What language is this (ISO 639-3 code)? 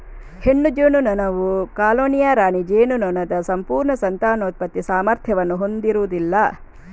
kan